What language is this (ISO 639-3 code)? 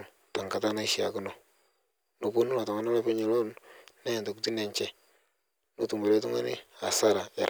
mas